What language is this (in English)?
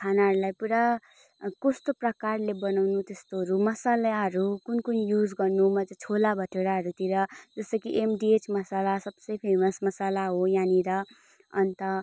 Nepali